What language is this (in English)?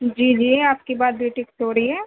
Urdu